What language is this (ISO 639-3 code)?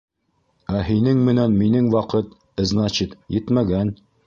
bak